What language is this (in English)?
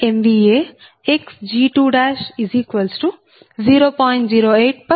Telugu